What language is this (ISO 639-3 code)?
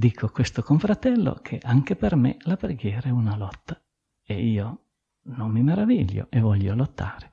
ita